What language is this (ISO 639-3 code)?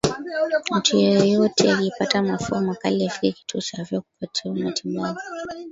swa